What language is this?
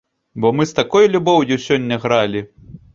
Belarusian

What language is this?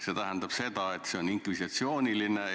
Estonian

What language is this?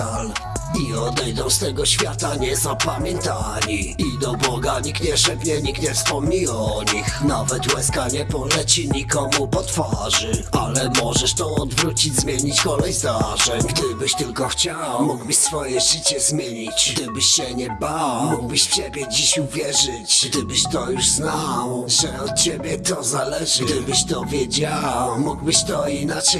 Polish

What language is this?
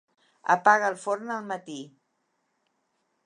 Catalan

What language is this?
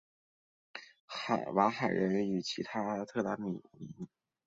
Chinese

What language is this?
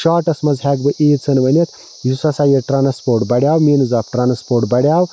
Kashmiri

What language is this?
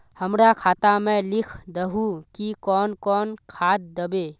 Magahi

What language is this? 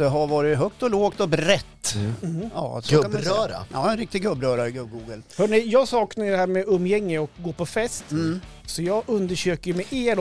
Swedish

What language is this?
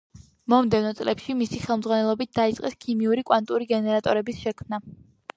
Georgian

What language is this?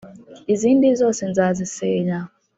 Kinyarwanda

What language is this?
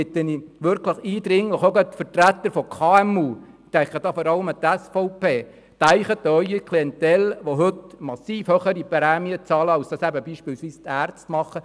Swiss German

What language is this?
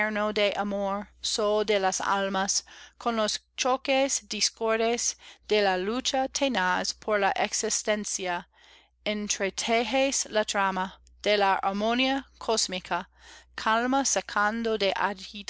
Spanish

